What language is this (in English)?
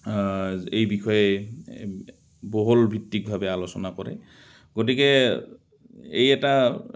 Assamese